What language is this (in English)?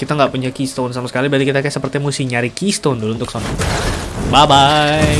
Indonesian